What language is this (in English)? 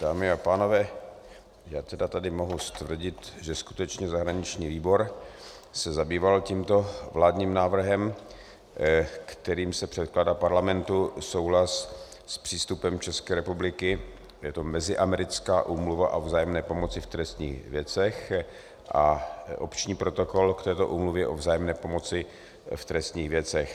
Czech